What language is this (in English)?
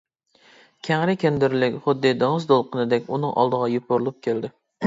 Uyghur